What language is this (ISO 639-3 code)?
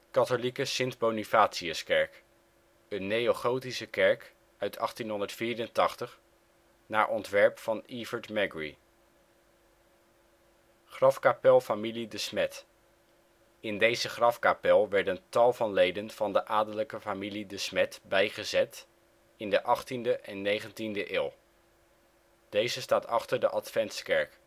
nld